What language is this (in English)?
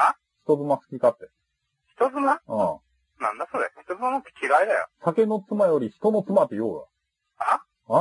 Japanese